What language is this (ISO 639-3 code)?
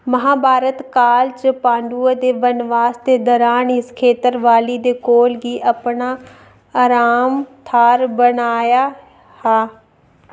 doi